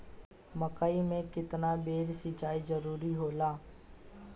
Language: Bhojpuri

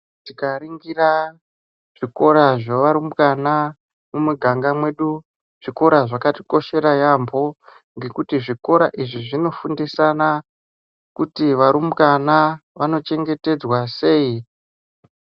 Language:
Ndau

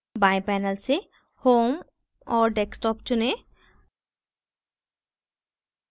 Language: Hindi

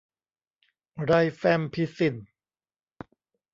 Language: Thai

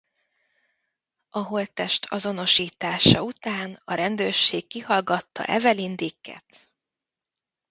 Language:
Hungarian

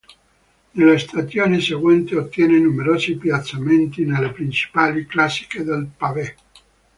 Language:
Italian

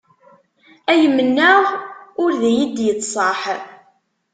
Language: Kabyle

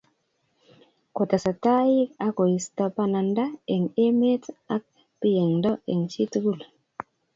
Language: Kalenjin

